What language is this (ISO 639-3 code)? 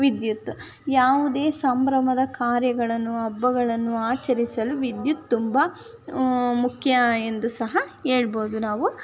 kan